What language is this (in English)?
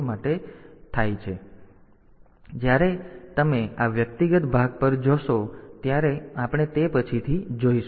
Gujarati